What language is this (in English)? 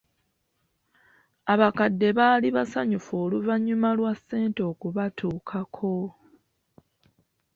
Ganda